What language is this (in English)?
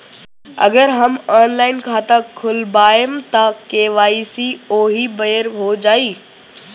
Bhojpuri